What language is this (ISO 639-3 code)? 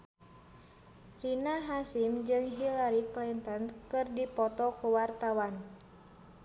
sun